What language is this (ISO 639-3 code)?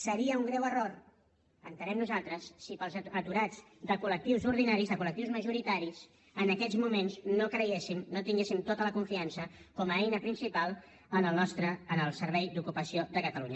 cat